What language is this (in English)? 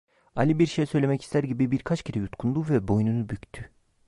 Turkish